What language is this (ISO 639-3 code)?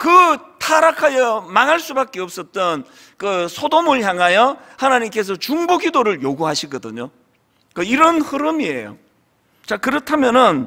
kor